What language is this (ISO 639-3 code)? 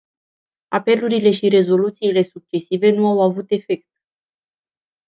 ron